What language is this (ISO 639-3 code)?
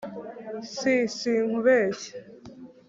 kin